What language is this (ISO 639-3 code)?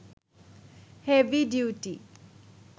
ben